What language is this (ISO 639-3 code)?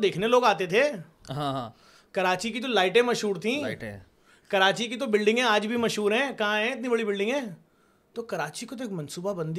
urd